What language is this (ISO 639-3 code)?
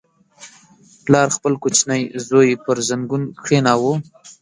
pus